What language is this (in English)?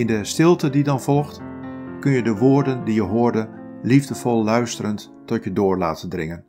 Dutch